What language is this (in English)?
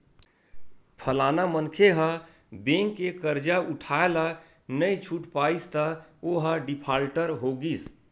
Chhattisgarhi